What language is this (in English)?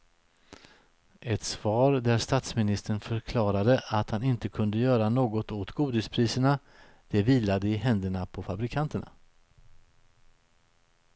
Swedish